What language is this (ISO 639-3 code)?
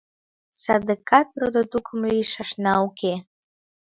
chm